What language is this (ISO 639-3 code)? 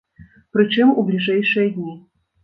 bel